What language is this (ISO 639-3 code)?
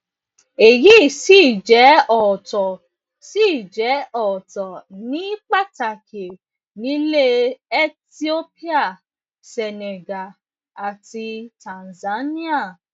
yor